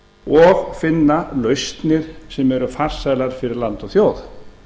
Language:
Icelandic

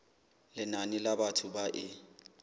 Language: Southern Sotho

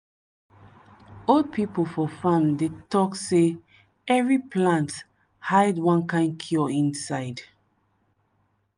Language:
Nigerian Pidgin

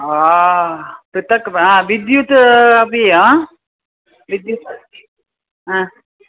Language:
Sanskrit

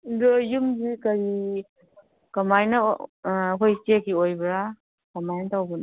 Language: Manipuri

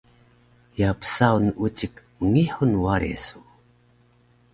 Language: Taroko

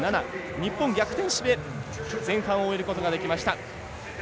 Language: Japanese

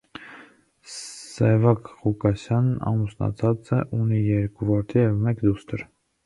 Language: Armenian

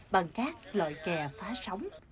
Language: Vietnamese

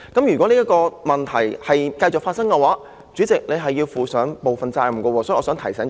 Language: Cantonese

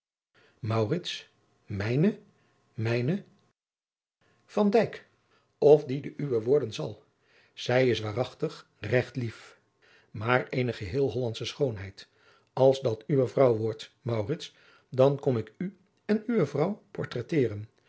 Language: Dutch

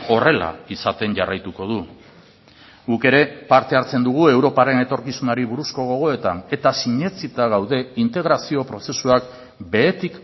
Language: Basque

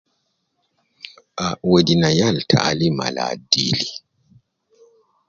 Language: Nubi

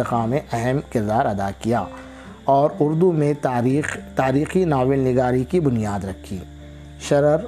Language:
Urdu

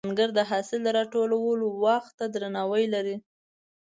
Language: Pashto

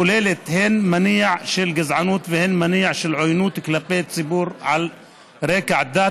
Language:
Hebrew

